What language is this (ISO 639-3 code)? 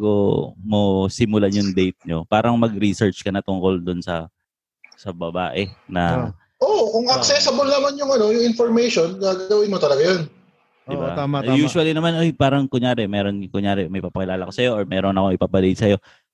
fil